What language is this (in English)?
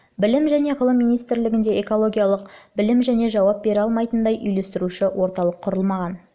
Kazakh